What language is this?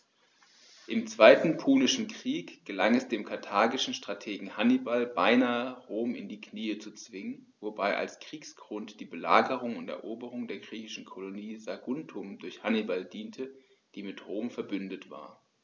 German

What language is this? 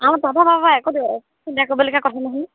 Assamese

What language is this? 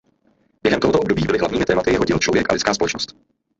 Czech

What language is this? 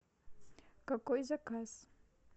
Russian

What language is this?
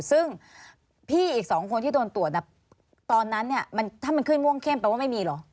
Thai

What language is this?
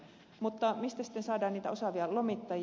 Finnish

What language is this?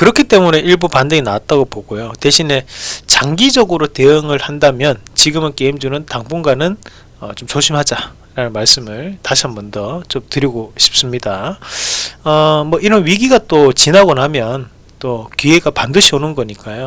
Korean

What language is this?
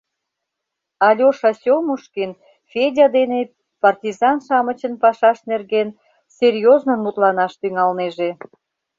Mari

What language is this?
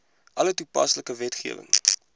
Afrikaans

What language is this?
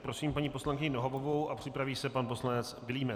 Czech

